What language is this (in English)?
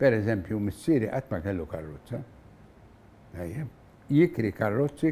Arabic